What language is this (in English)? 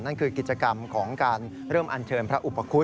Thai